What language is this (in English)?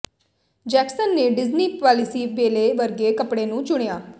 Punjabi